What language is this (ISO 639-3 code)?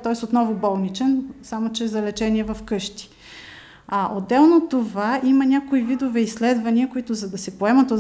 bul